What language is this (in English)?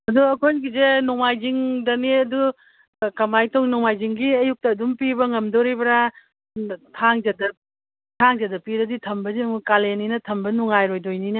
Manipuri